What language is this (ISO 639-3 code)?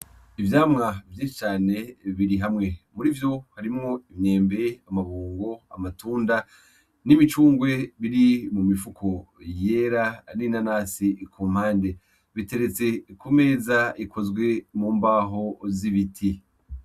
run